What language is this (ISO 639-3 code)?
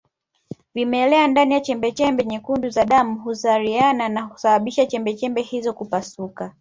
swa